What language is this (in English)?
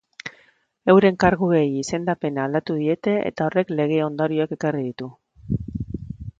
Basque